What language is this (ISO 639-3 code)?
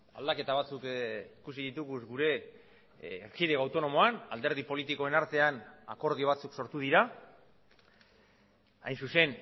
eus